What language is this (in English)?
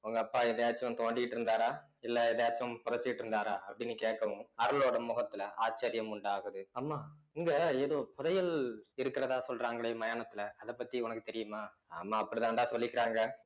Tamil